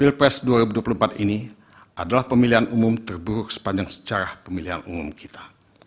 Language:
Indonesian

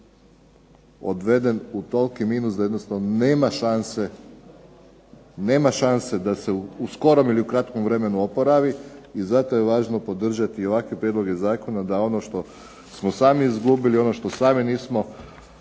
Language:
Croatian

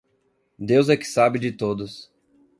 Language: Portuguese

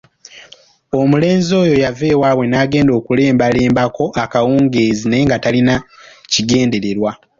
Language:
Ganda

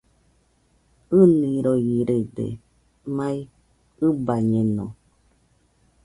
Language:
Nüpode Huitoto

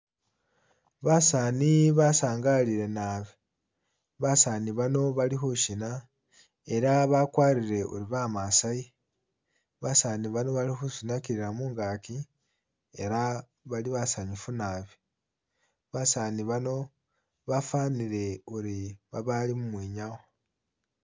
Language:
Masaaba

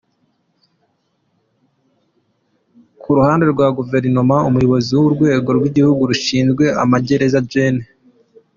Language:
Kinyarwanda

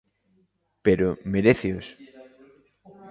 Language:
Galician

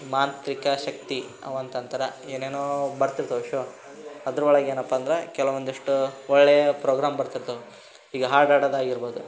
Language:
Kannada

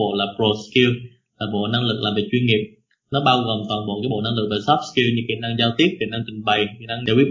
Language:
Vietnamese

